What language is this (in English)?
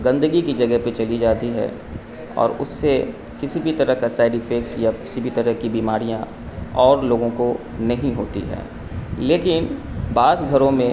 Urdu